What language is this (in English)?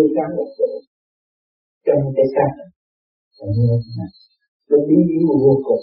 Vietnamese